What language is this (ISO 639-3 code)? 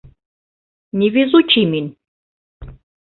bak